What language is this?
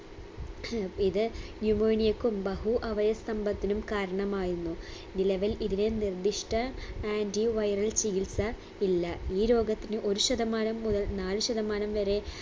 Malayalam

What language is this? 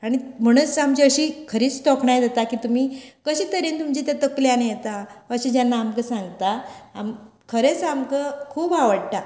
Konkani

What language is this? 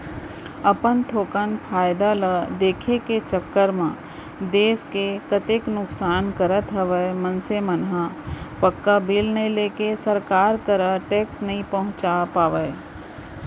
Chhattisgarhi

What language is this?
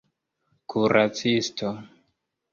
Esperanto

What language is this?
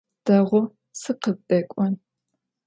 Adyghe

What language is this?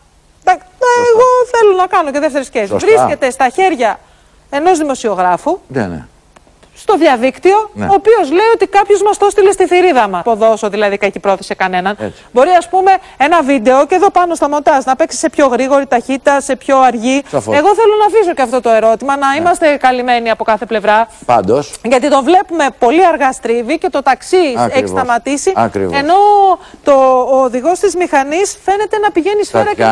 Greek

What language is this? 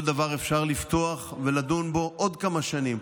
Hebrew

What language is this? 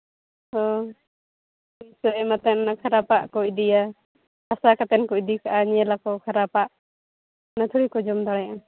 Santali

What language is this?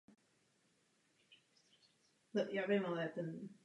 Czech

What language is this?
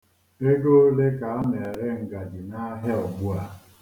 Igbo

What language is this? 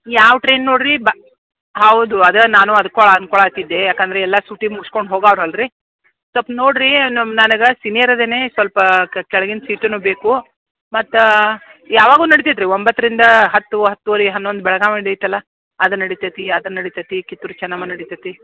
Kannada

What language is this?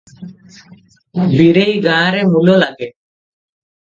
Odia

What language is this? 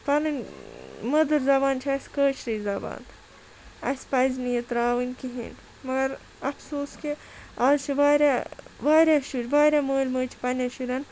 Kashmiri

